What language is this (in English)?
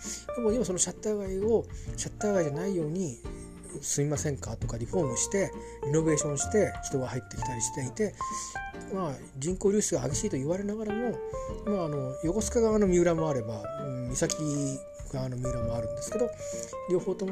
Japanese